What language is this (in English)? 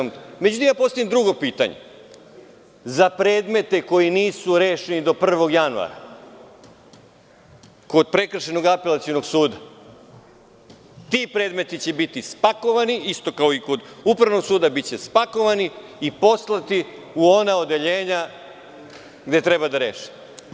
Serbian